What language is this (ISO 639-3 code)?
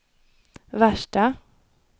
swe